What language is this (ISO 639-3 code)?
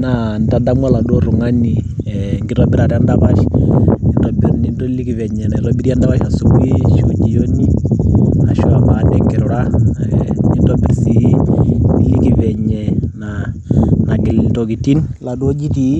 mas